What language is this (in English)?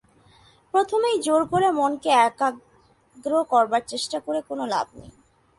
Bangla